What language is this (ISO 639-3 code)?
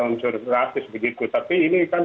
ind